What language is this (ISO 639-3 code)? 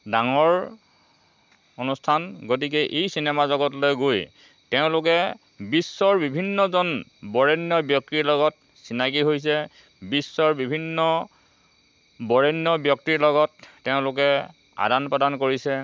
asm